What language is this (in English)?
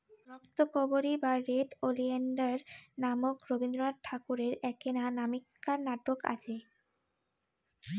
Bangla